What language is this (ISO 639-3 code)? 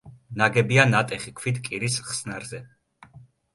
kat